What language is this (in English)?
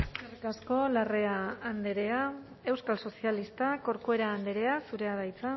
Basque